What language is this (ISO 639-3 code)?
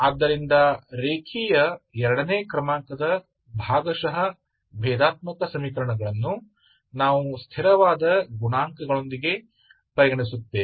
kan